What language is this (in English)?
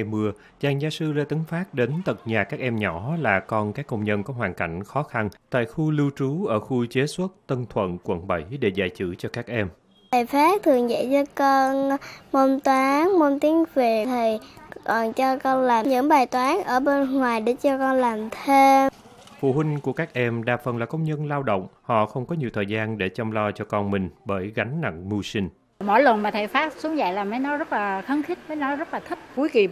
Vietnamese